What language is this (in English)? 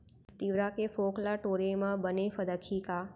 Chhattisgarhi